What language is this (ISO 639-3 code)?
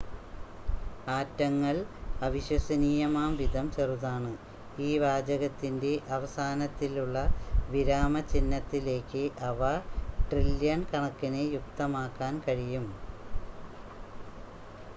mal